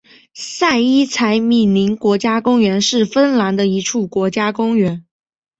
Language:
Chinese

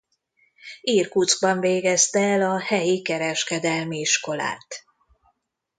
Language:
Hungarian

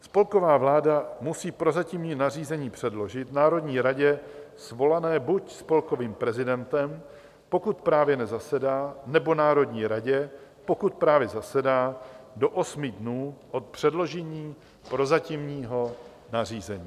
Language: Czech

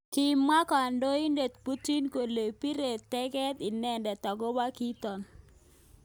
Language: Kalenjin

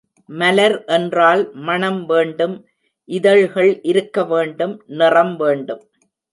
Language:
Tamil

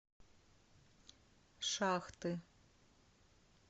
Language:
Russian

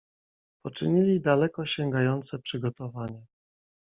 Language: Polish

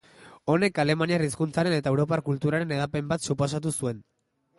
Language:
Basque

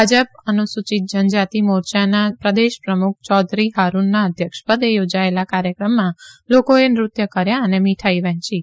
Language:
Gujarati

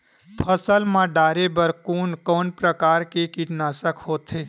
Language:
Chhattisgarhi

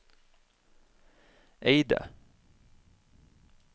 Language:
Norwegian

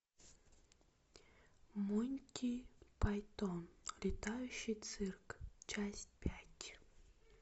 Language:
Russian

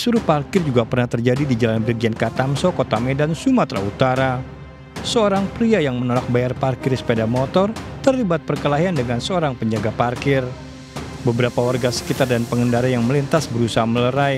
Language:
Indonesian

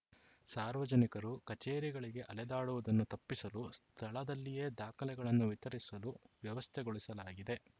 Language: Kannada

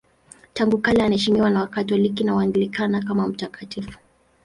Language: Swahili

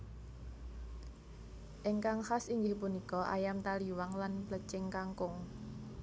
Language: Javanese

